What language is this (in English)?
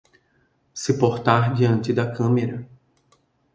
Portuguese